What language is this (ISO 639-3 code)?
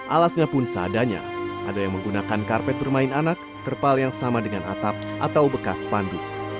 ind